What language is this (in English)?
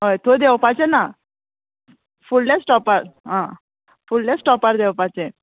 Konkani